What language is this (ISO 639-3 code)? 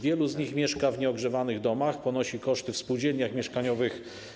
pol